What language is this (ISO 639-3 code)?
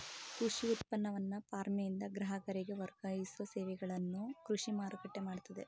kan